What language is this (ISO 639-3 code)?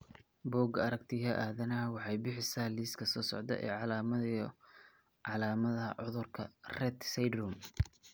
som